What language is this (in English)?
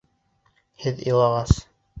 Bashkir